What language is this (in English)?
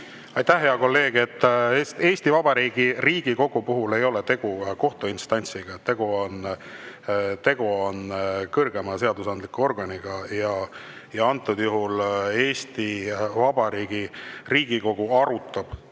Estonian